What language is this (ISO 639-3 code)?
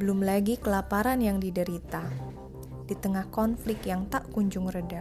ind